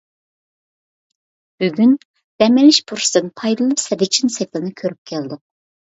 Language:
Uyghur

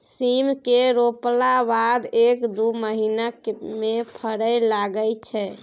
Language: Maithili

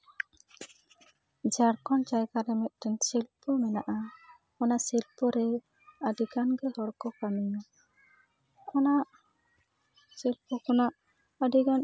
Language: Santali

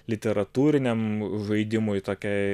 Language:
Lithuanian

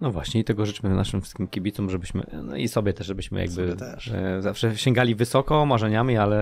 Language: Polish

